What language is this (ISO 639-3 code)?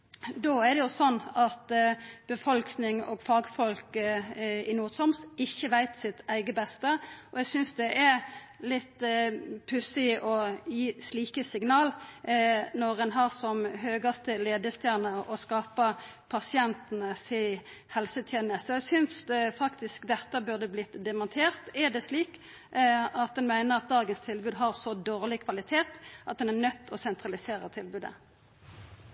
nno